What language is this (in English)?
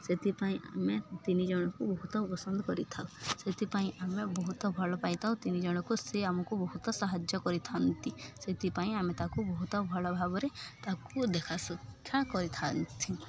Odia